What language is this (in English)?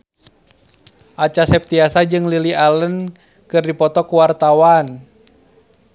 Sundanese